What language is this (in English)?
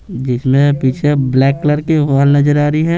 Hindi